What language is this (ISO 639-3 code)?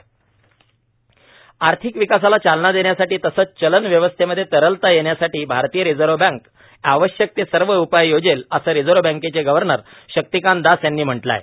mar